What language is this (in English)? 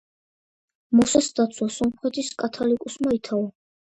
Georgian